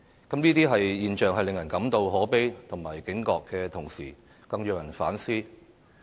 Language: Cantonese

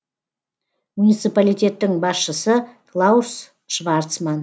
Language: Kazakh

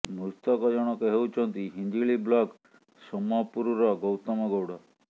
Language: Odia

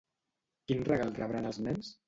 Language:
Catalan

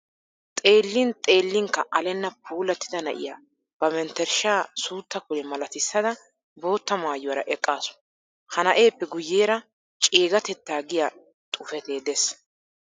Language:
Wolaytta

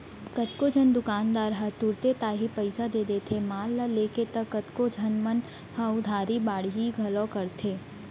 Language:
Chhattisgarhi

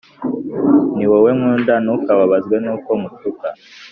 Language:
Kinyarwanda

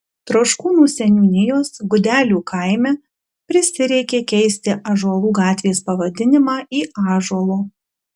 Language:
Lithuanian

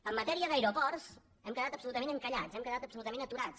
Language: Catalan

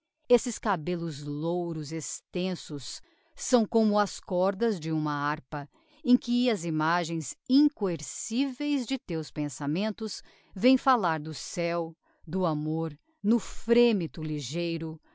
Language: Portuguese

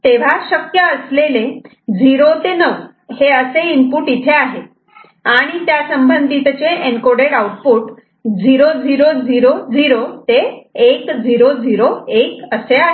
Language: Marathi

